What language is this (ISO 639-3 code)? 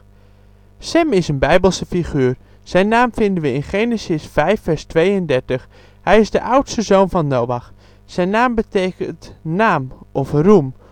nld